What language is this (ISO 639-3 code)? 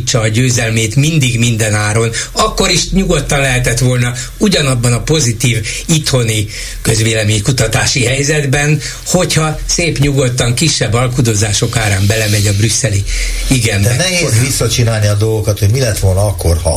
hun